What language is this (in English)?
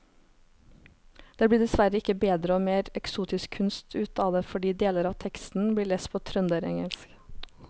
Norwegian